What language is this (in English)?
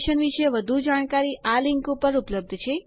Gujarati